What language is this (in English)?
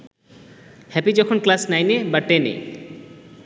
Bangla